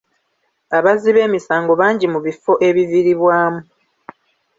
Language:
Ganda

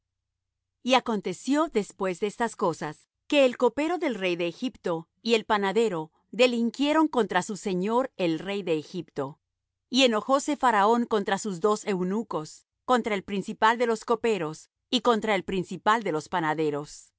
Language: Spanish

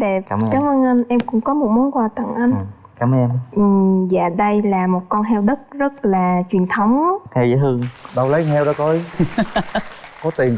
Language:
Vietnamese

